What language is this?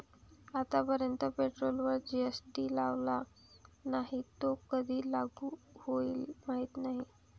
Marathi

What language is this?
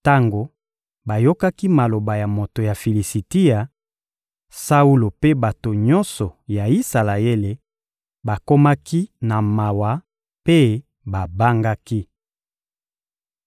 Lingala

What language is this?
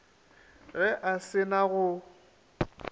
Northern Sotho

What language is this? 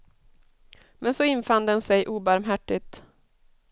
Swedish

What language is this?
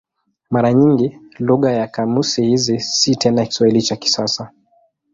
Swahili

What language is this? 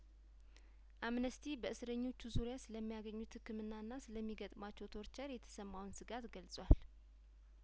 Amharic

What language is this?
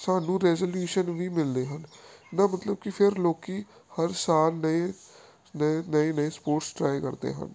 Punjabi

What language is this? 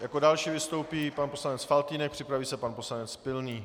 Czech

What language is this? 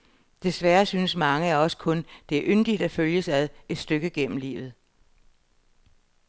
Danish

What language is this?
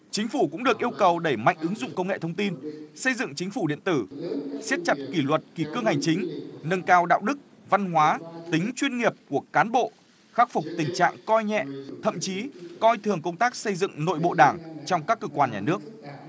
Vietnamese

